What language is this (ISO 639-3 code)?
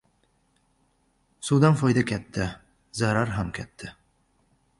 uzb